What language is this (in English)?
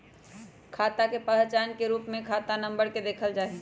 Magahi